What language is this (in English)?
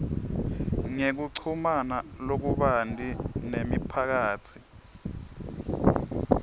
Swati